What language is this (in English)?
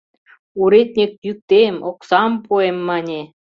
Mari